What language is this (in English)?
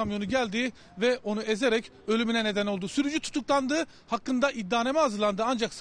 Turkish